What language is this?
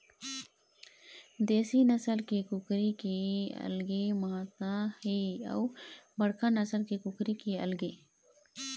Chhattisgarhi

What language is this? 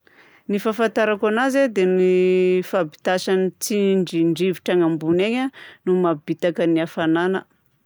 Southern Betsimisaraka Malagasy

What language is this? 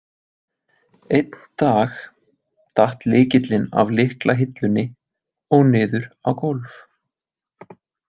Icelandic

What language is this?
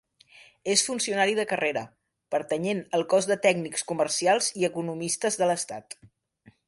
Catalan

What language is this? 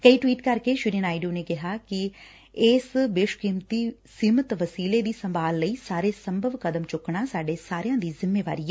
Punjabi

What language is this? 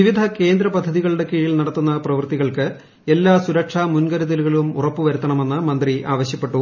Malayalam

